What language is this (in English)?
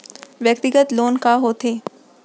Chhattisgarhi